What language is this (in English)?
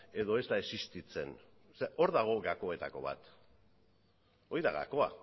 Basque